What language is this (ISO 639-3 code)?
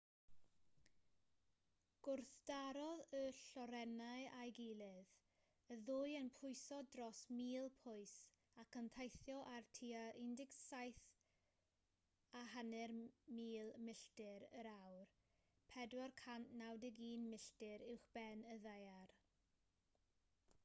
cym